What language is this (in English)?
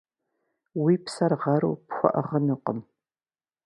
Kabardian